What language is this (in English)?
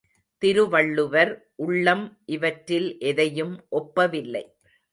Tamil